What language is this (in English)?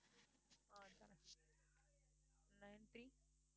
Tamil